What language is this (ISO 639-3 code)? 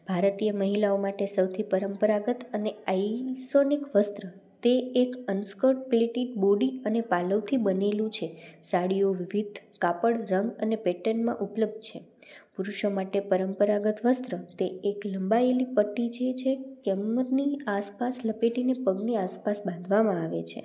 guj